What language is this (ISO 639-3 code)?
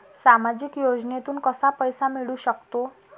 mar